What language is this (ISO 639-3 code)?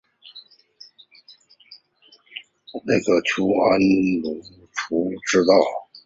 zho